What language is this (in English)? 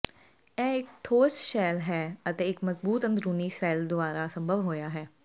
Punjabi